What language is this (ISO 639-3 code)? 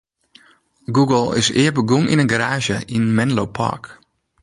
fry